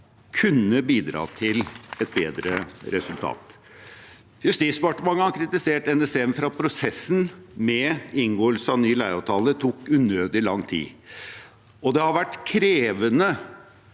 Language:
Norwegian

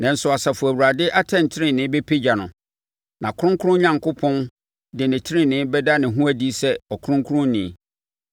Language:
Akan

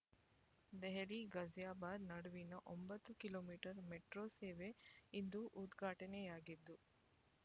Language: Kannada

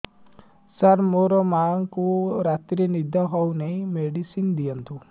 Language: Odia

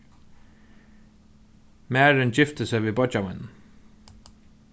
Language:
Faroese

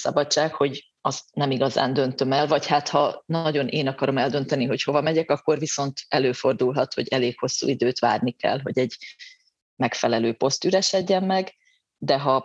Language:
Hungarian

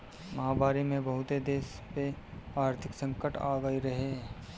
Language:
Bhojpuri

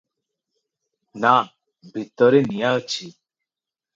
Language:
Odia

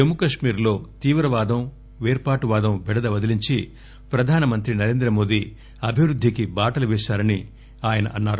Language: Telugu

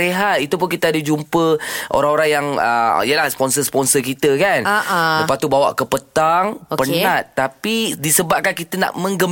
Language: Malay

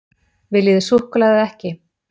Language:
Icelandic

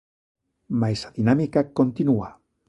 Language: Galician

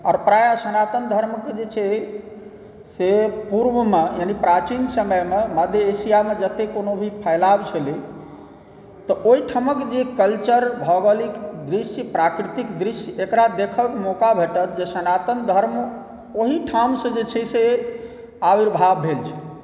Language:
Maithili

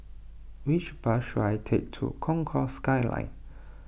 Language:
English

